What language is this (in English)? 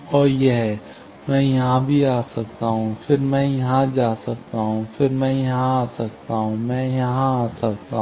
Hindi